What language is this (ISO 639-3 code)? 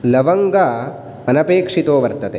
san